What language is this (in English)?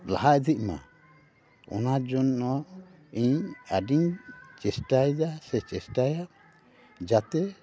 Santali